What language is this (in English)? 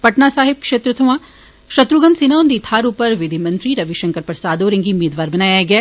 Dogri